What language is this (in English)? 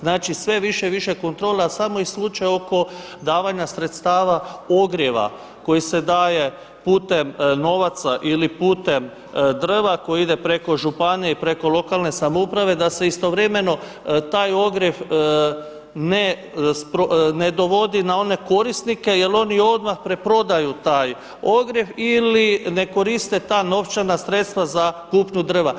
Croatian